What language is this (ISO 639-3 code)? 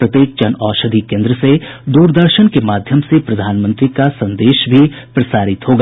hin